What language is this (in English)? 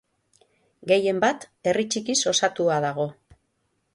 Basque